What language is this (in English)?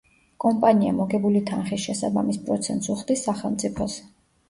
Georgian